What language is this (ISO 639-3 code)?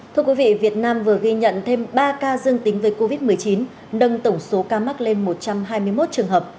vie